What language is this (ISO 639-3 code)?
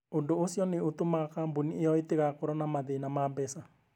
kik